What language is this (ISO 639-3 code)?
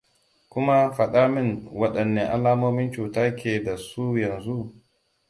hau